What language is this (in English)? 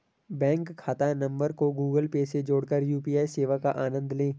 Hindi